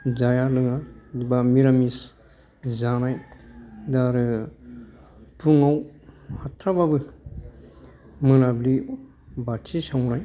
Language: Bodo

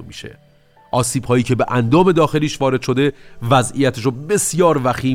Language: Persian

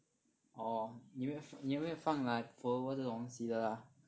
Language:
English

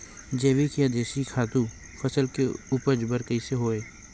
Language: Chhattisgarhi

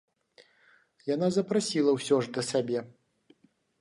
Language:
Belarusian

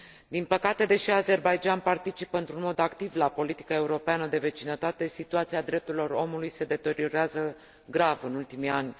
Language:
Romanian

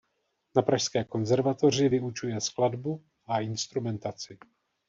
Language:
Czech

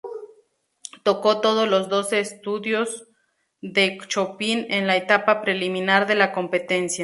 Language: Spanish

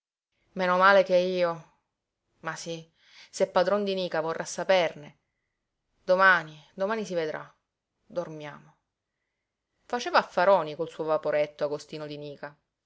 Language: Italian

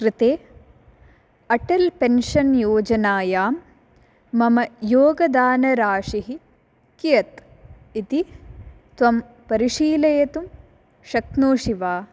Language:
Sanskrit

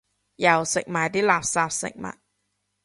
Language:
Cantonese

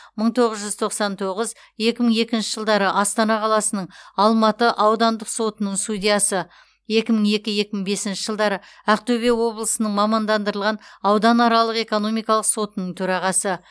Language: Kazakh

